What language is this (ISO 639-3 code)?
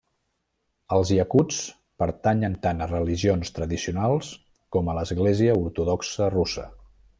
cat